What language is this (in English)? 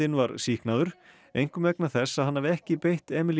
Icelandic